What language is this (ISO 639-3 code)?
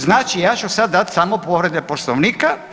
hrv